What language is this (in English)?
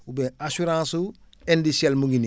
Wolof